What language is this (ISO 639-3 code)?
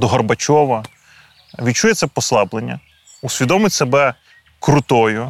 ukr